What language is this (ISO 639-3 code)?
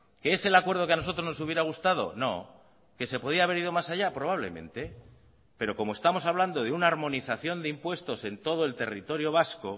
spa